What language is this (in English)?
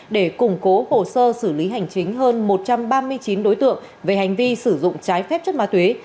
Vietnamese